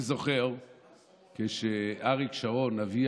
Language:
Hebrew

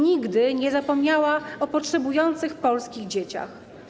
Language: Polish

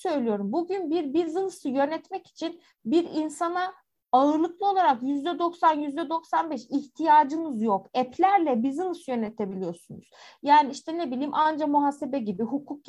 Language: Turkish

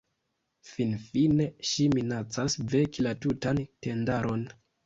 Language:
Esperanto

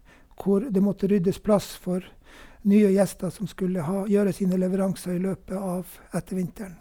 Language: Norwegian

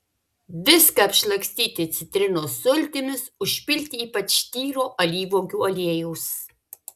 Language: Lithuanian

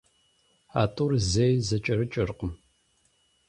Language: Kabardian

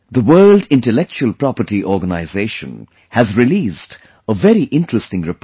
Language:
English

